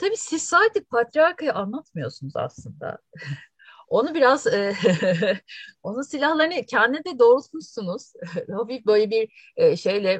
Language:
Turkish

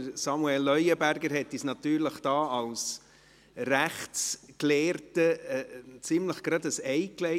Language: Swiss German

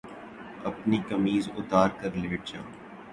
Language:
Urdu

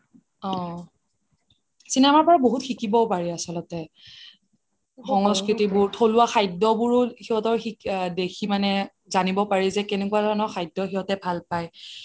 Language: Assamese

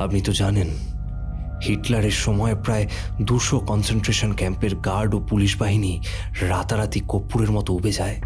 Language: Bangla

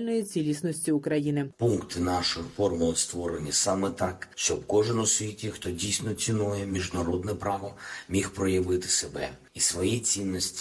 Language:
Ukrainian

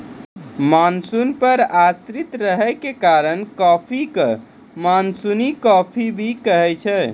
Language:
Maithili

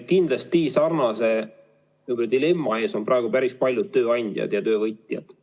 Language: Estonian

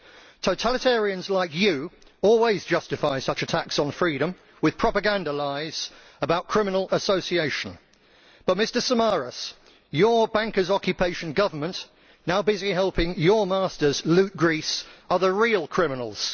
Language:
English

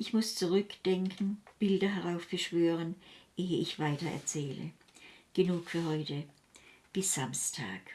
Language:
German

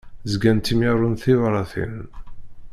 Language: Kabyle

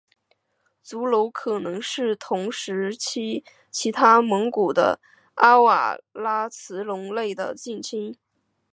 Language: Chinese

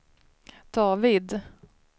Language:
Swedish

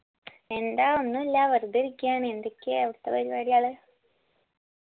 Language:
Malayalam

